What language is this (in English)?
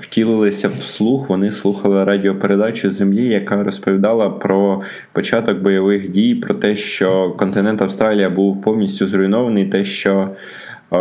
Ukrainian